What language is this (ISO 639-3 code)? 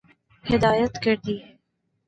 urd